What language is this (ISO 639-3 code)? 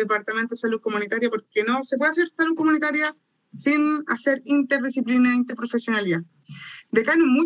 spa